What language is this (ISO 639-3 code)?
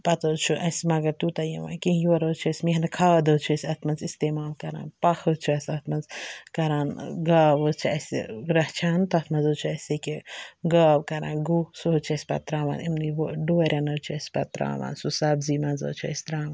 kas